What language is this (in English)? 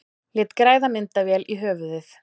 Icelandic